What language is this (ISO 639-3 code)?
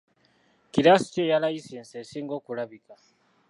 lug